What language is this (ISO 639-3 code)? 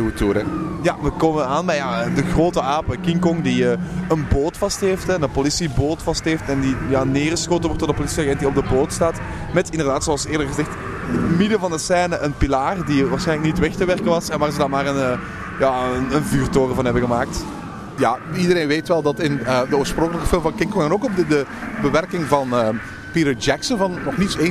nld